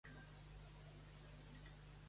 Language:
Catalan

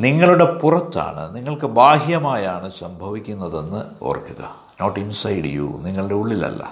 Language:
Malayalam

